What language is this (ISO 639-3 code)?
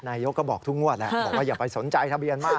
tha